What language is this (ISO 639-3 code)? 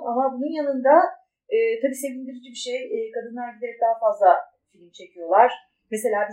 tur